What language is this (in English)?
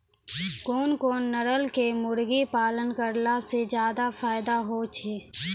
Maithili